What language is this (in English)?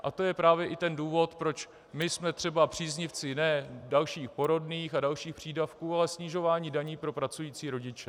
Czech